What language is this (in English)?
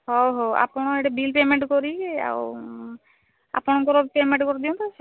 Odia